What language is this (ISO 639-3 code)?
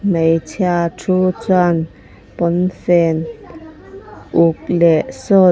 lus